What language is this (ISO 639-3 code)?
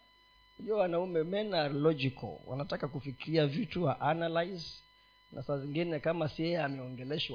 swa